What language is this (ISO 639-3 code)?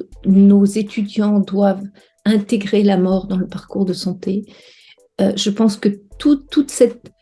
fra